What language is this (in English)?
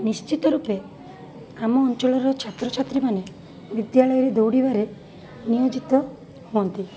Odia